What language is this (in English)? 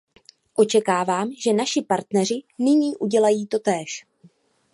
Czech